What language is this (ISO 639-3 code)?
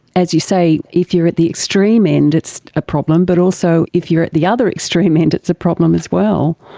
eng